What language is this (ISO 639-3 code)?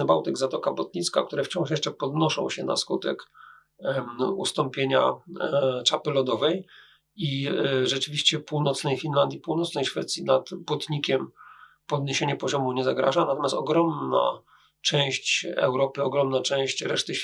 pol